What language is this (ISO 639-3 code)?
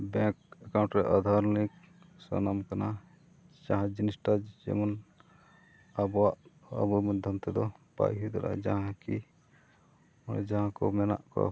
sat